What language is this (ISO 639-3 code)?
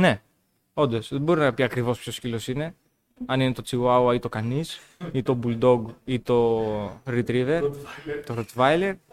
ell